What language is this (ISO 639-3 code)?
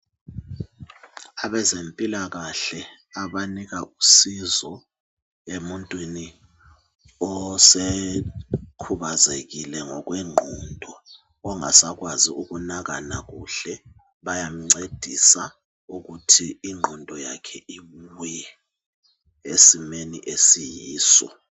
nde